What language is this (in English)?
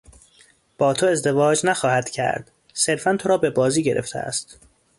Persian